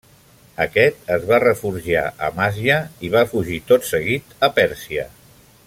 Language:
Catalan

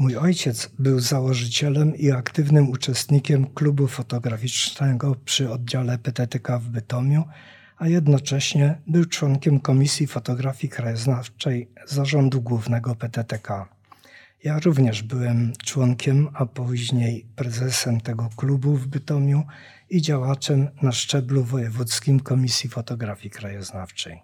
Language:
Polish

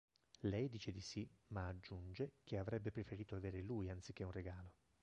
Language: Italian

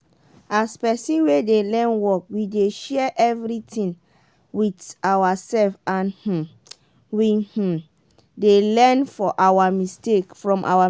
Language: Nigerian Pidgin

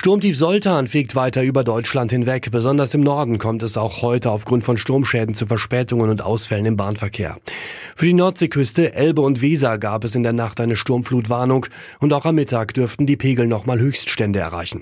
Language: German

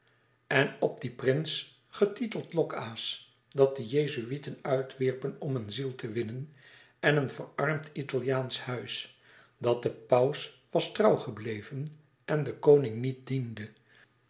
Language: Dutch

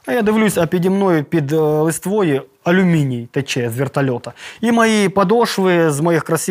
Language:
Ukrainian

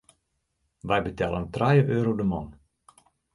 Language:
Western Frisian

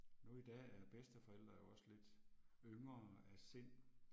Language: Danish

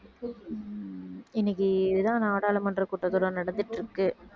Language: Tamil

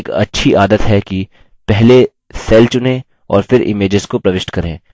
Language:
Hindi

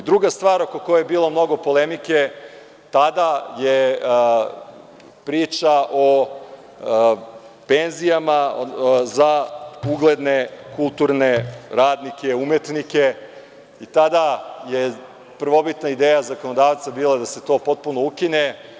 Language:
Serbian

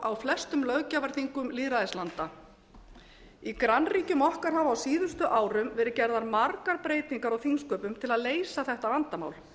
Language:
Icelandic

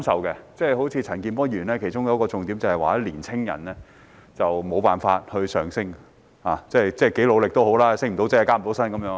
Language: Cantonese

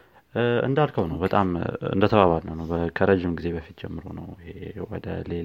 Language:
Amharic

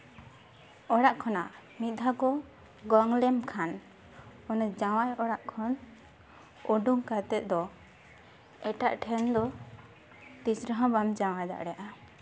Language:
Santali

